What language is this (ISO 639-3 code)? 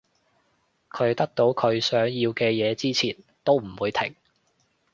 yue